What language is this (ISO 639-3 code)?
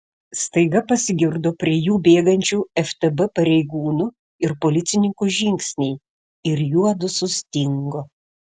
lit